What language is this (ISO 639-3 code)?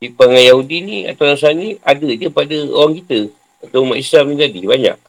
msa